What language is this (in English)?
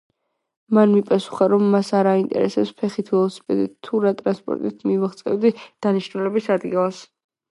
Georgian